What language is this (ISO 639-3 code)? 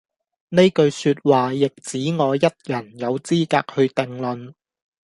yue